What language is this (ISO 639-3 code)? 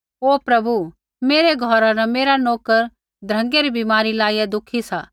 kfx